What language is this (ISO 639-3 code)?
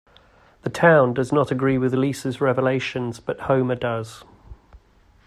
eng